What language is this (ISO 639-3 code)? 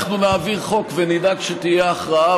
heb